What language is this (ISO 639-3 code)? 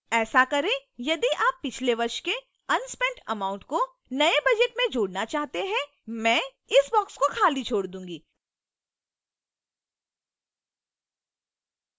hin